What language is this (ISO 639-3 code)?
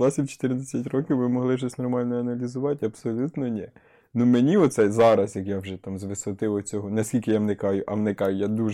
ukr